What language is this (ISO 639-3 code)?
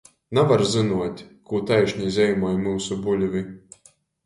ltg